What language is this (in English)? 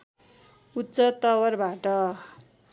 Nepali